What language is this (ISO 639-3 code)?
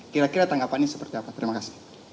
ind